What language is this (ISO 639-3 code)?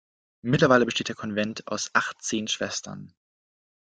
deu